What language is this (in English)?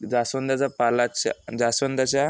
Marathi